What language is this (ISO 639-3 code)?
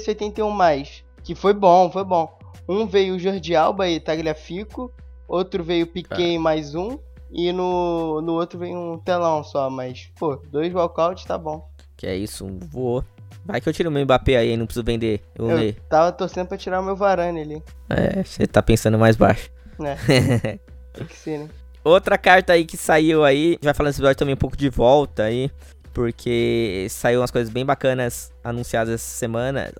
por